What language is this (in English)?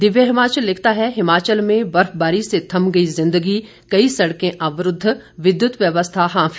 Hindi